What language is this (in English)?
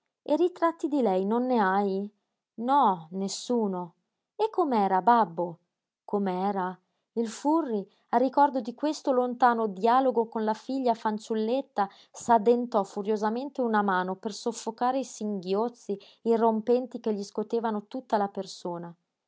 Italian